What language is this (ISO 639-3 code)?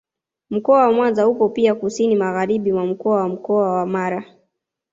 swa